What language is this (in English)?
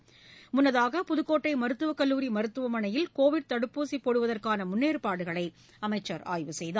Tamil